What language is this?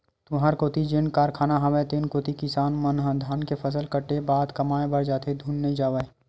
Chhattisgarhi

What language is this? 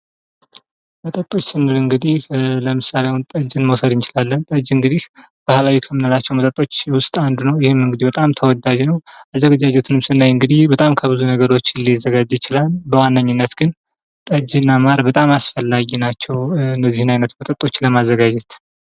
Amharic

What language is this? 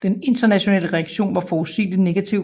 Danish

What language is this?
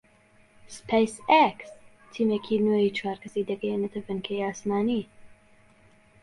Central Kurdish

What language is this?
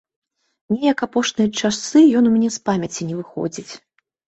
Belarusian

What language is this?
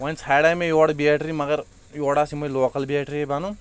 Kashmiri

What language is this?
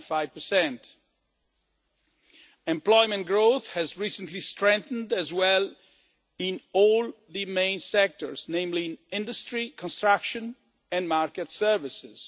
English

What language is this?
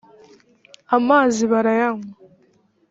Kinyarwanda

